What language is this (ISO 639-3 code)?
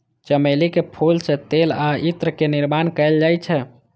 mai